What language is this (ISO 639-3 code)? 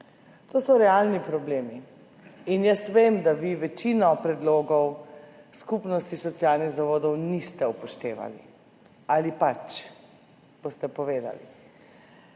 slv